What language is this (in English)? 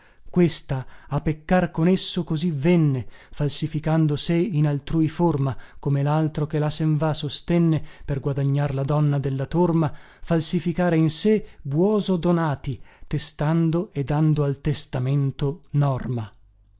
Italian